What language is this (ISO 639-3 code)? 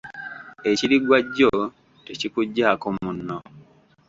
lug